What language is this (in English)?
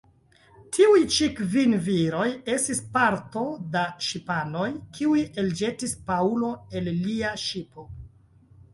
Esperanto